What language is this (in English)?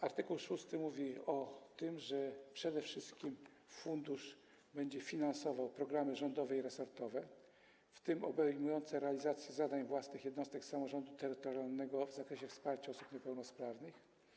Polish